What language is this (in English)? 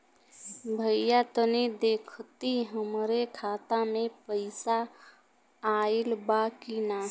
Bhojpuri